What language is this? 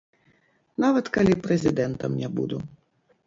Belarusian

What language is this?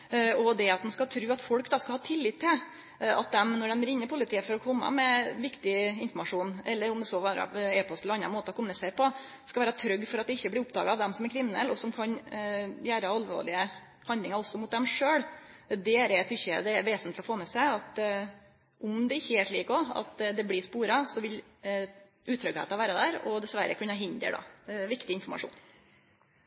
Norwegian Nynorsk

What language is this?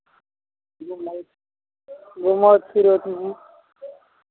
Maithili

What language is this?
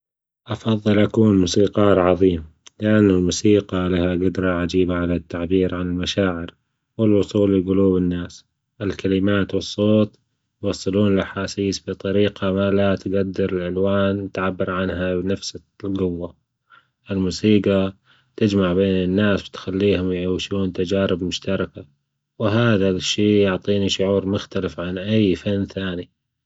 Gulf Arabic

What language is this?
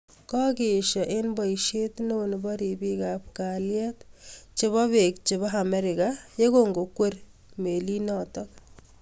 Kalenjin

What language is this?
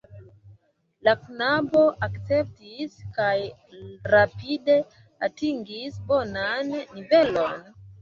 Esperanto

